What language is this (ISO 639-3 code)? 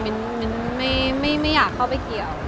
tha